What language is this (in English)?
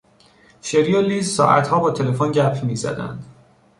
Persian